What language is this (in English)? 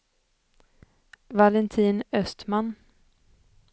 Swedish